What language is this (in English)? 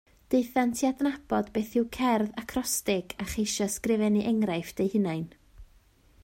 Welsh